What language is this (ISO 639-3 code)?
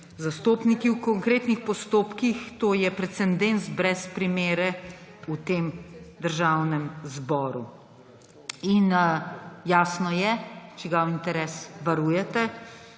slv